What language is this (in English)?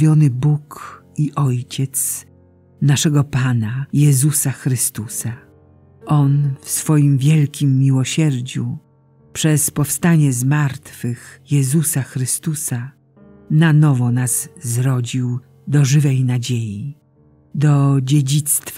Polish